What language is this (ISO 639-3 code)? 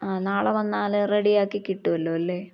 mal